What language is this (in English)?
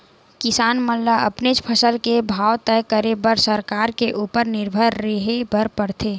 Chhattisgarhi